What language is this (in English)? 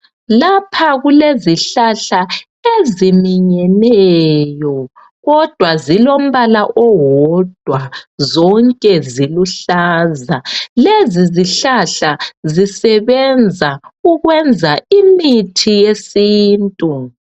North Ndebele